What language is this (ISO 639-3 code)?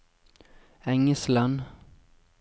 nor